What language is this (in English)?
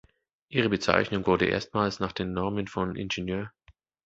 German